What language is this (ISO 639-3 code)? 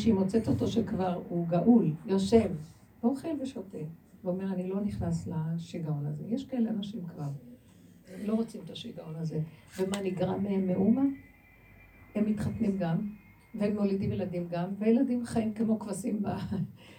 heb